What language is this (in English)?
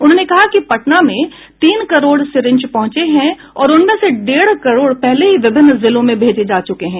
Hindi